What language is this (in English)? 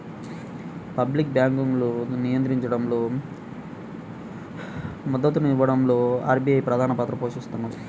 Telugu